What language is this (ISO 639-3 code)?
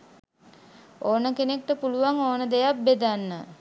sin